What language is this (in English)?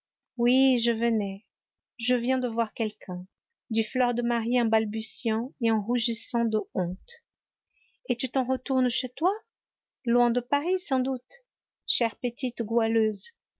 French